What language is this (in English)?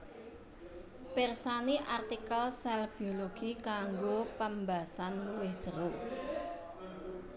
Javanese